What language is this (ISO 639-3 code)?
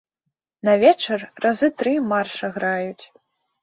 bel